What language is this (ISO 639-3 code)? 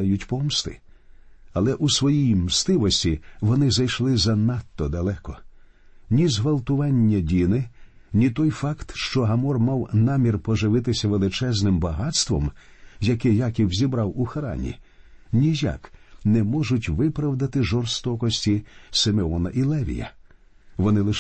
ukr